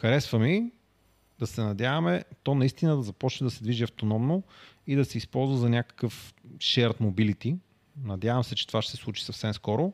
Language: Bulgarian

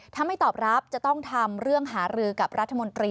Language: Thai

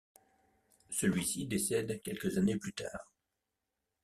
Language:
French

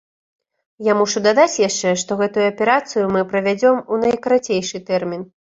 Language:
Belarusian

